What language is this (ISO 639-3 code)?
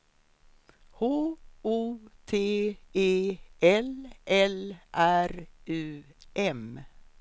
swe